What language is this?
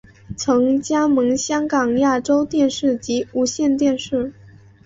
Chinese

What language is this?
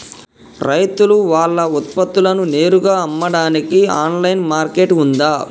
Telugu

